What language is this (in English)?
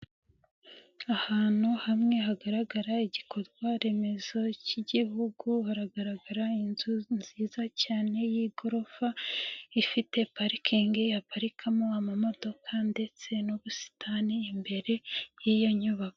Kinyarwanda